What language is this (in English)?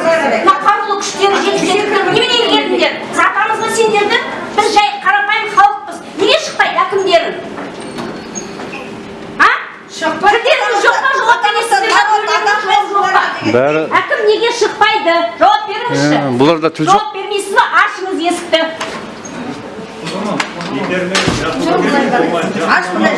Russian